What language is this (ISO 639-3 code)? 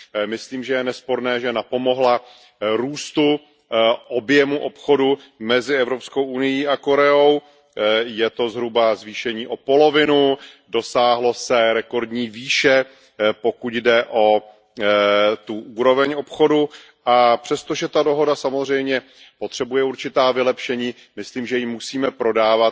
ces